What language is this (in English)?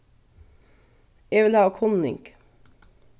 Faroese